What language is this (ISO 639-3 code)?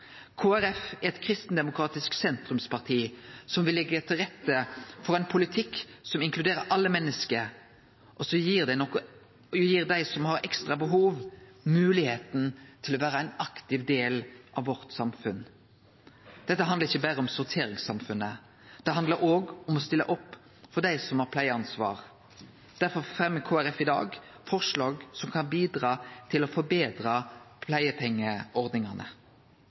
nno